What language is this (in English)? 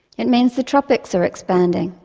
English